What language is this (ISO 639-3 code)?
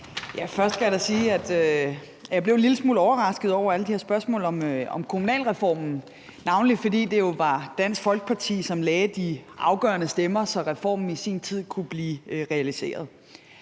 dan